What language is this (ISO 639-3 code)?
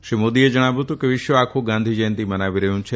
guj